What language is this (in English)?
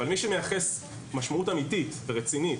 Hebrew